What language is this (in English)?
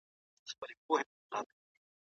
Pashto